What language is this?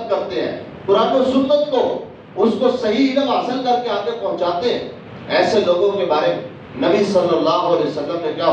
Urdu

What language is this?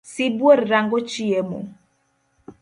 Luo (Kenya and Tanzania)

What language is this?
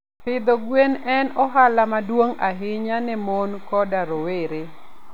Luo (Kenya and Tanzania)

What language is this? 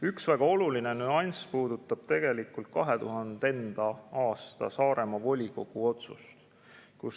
Estonian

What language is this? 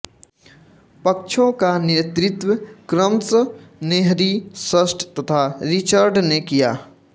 Hindi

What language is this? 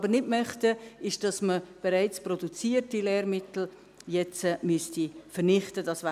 Swiss German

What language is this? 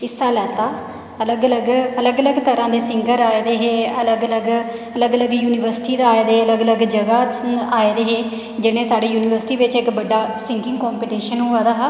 Dogri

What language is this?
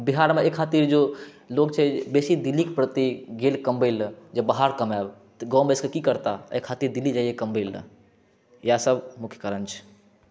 Maithili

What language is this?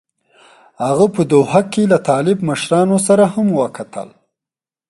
Pashto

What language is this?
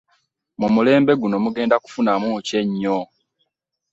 Ganda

